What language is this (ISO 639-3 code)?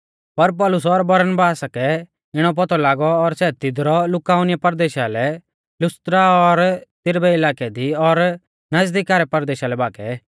bfz